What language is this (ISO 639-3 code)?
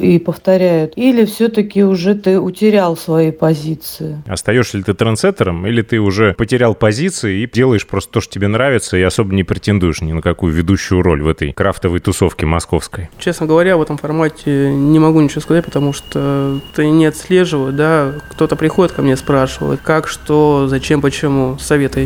rus